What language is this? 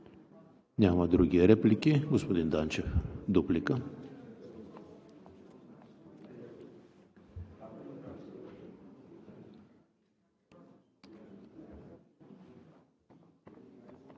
Bulgarian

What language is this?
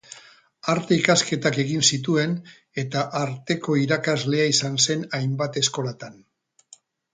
Basque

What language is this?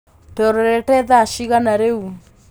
Kikuyu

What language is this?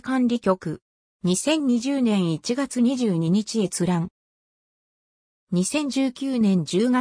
Japanese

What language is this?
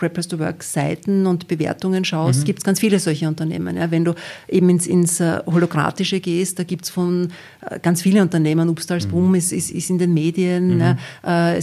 German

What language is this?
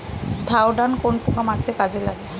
Bangla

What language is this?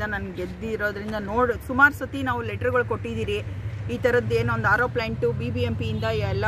Romanian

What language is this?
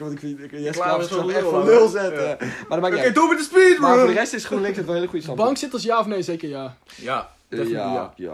Dutch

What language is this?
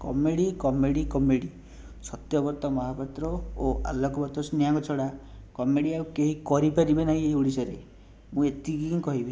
Odia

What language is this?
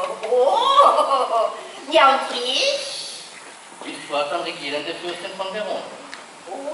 German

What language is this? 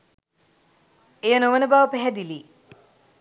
Sinhala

